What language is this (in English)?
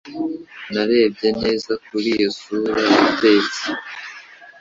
Kinyarwanda